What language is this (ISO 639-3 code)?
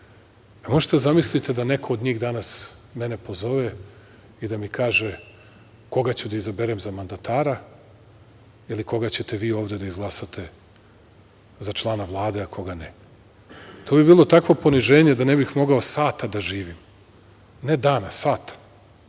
srp